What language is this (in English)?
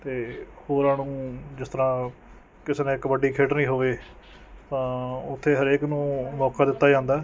Punjabi